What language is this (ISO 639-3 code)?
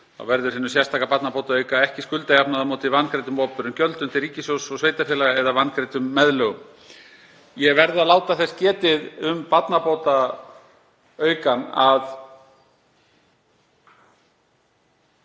isl